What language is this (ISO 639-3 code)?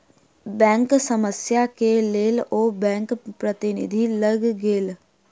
mai